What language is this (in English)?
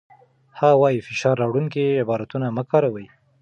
Pashto